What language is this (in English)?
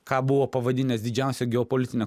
Lithuanian